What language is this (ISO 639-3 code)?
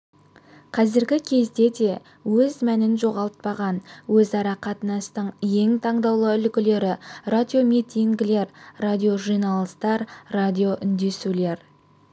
kaz